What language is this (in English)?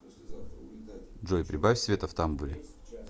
Russian